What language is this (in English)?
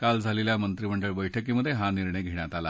Marathi